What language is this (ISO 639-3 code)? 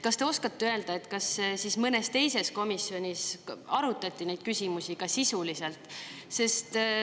est